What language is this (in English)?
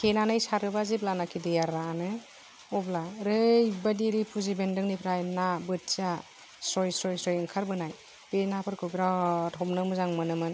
Bodo